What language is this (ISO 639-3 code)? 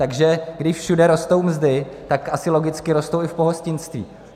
ces